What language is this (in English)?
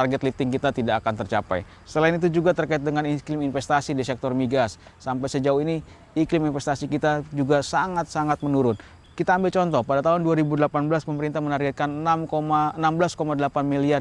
Indonesian